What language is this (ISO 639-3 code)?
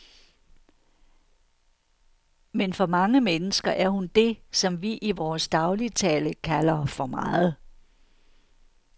dan